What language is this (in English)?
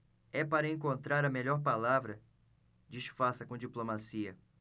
Portuguese